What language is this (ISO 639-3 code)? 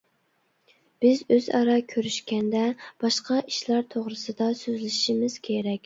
uig